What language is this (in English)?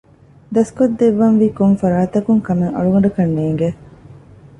Divehi